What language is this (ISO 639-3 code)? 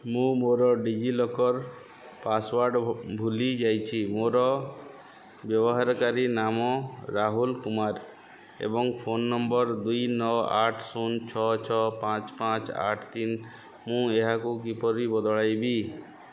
ori